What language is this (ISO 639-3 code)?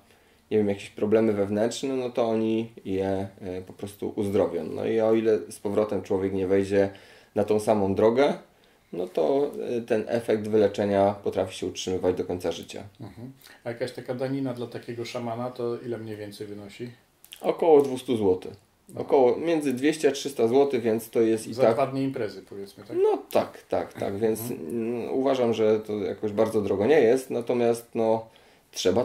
pol